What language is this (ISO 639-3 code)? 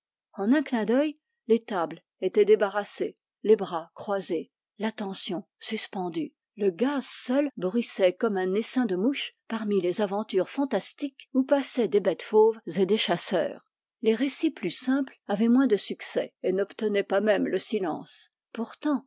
fra